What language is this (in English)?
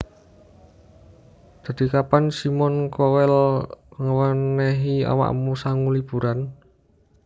Javanese